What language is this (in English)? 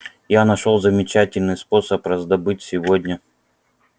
Russian